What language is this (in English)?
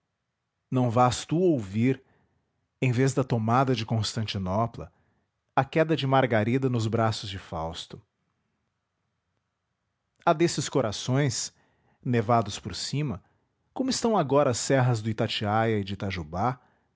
Portuguese